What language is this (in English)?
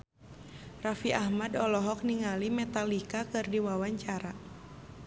Sundanese